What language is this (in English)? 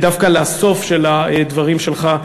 Hebrew